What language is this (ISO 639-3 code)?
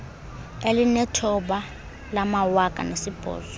xho